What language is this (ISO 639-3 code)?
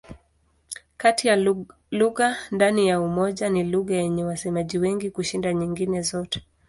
swa